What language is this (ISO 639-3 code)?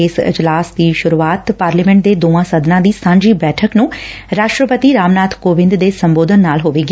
pan